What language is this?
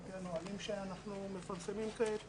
Hebrew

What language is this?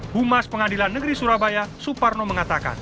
Indonesian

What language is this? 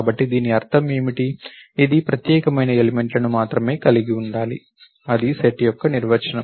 Telugu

